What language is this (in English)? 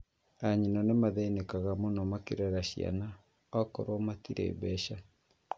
Kikuyu